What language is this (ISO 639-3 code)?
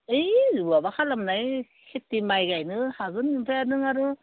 brx